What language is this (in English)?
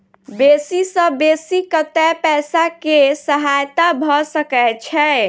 Maithili